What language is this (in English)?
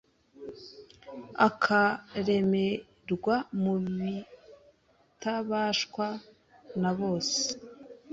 Kinyarwanda